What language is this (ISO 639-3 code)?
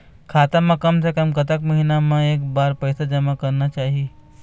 hne